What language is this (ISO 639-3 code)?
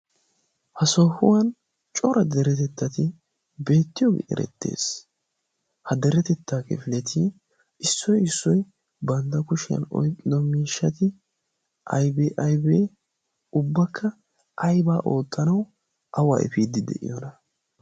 wal